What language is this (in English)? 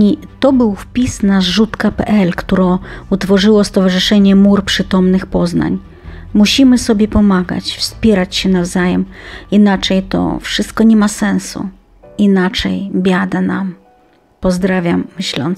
Polish